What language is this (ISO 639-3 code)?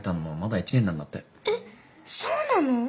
jpn